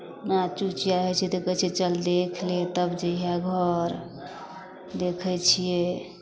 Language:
Maithili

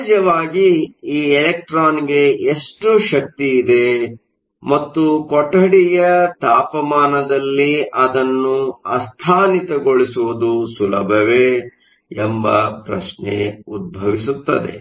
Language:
Kannada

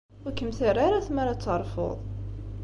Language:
Kabyle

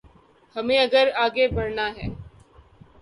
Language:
Urdu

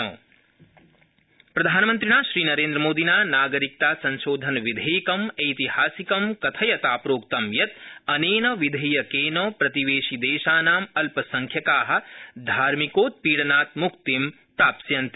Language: Sanskrit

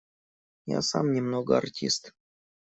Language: Russian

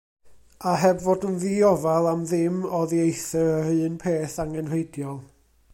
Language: Welsh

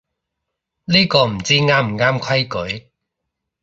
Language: Cantonese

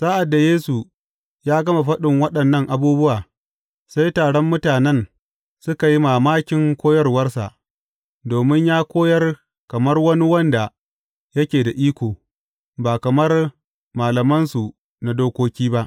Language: Hausa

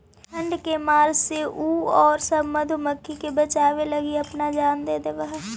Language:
Magahi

